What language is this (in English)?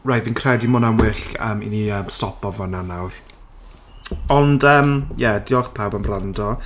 Welsh